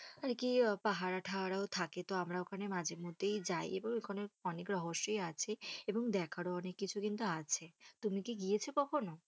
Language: Bangla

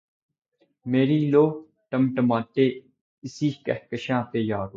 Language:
Urdu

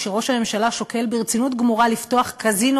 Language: Hebrew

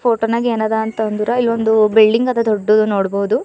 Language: Kannada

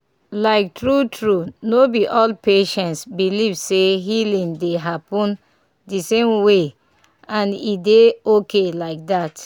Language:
Nigerian Pidgin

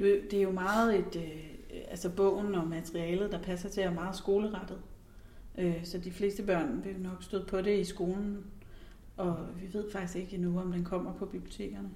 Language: Danish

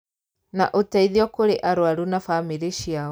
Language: Kikuyu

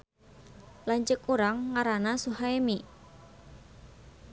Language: Sundanese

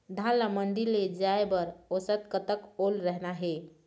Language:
Chhattisgarhi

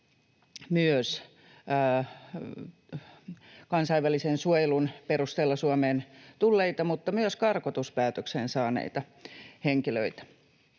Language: Finnish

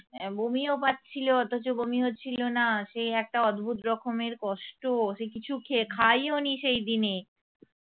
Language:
Bangla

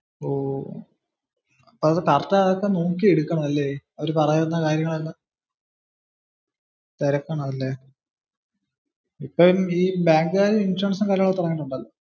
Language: Malayalam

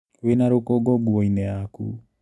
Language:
Kikuyu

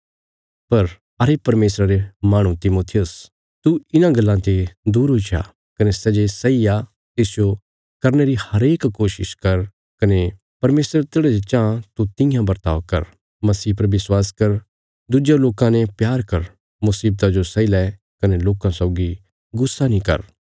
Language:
Bilaspuri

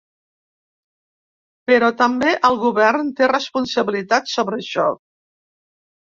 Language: Catalan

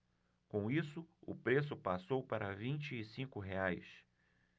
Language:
Portuguese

